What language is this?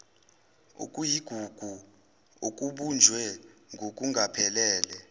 Zulu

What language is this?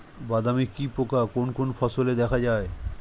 Bangla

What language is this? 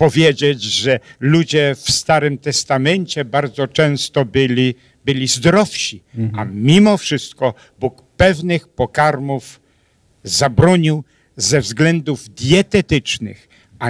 Polish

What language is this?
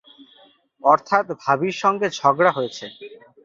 Bangla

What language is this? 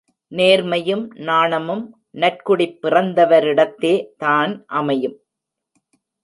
Tamil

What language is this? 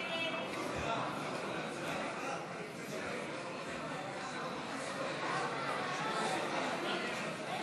Hebrew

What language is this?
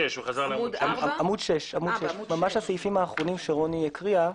Hebrew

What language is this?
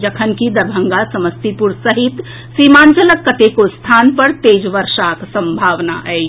Maithili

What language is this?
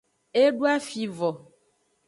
Aja (Benin)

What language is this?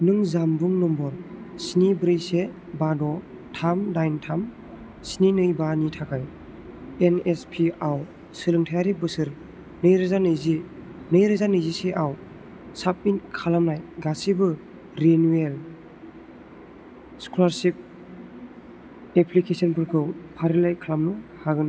Bodo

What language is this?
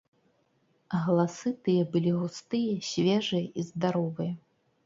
Belarusian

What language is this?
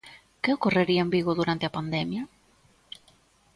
Galician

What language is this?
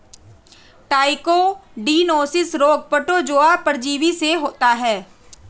Hindi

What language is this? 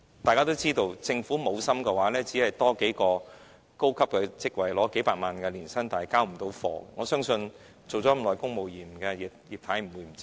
Cantonese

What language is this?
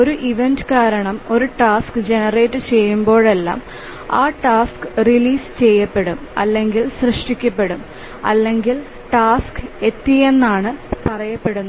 Malayalam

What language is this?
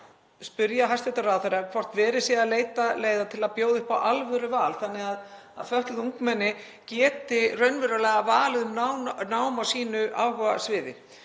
Icelandic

